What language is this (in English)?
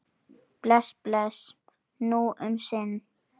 Icelandic